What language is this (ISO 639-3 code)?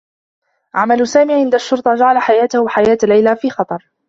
ara